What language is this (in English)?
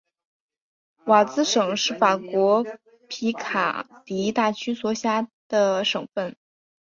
Chinese